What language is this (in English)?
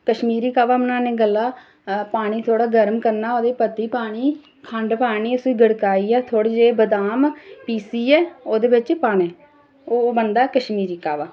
Dogri